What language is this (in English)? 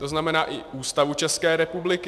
Czech